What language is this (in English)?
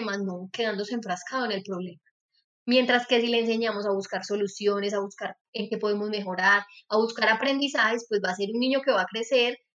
Spanish